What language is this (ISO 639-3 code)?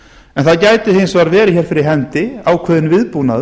isl